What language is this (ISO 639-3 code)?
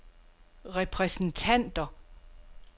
dan